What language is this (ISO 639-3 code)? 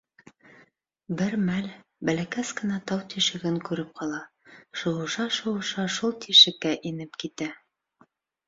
bak